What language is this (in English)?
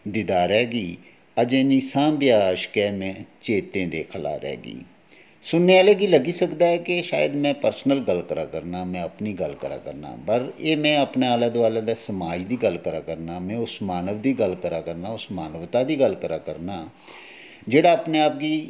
Dogri